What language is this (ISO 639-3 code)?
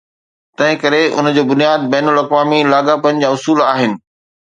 snd